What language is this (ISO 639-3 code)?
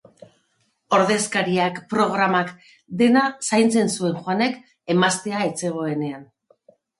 eus